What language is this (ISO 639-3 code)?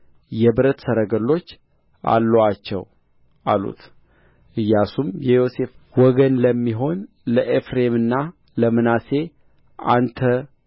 amh